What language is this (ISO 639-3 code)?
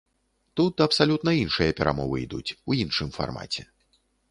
bel